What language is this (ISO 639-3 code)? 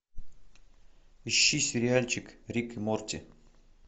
rus